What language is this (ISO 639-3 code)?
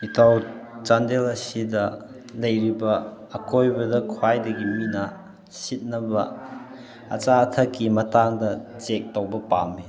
mni